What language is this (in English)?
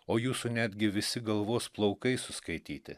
Lithuanian